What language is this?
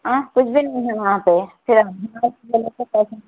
Urdu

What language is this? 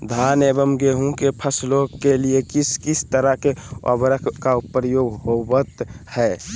Magahi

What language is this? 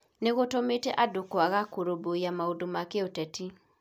Kikuyu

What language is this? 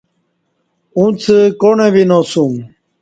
Kati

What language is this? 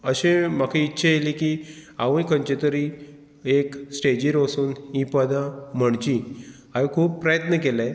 Konkani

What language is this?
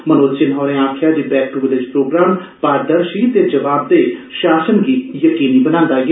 Dogri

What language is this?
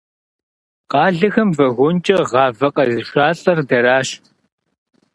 Kabardian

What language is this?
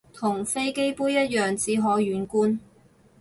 Cantonese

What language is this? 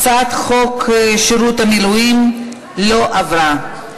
Hebrew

